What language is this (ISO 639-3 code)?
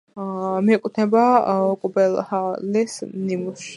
kat